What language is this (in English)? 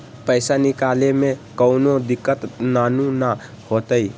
Magahi